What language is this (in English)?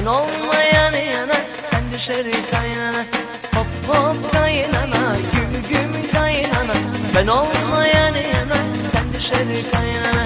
Turkish